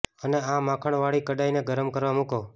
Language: Gujarati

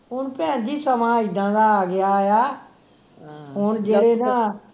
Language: Punjabi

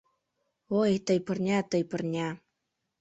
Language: Mari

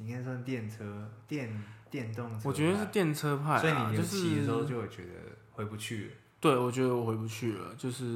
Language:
Chinese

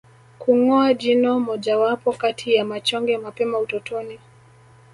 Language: Swahili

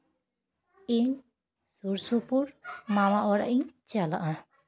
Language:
Santali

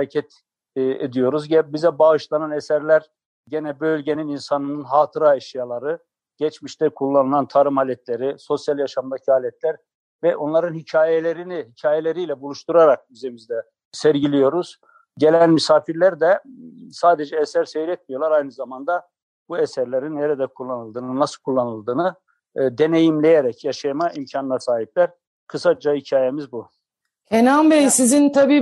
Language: Turkish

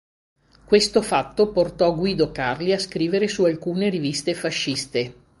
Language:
Italian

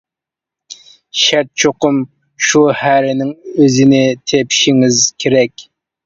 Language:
Uyghur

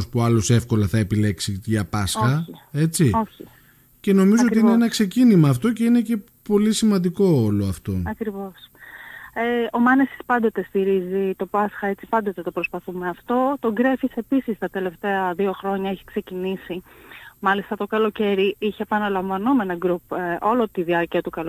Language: Greek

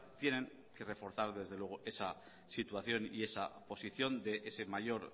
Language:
Spanish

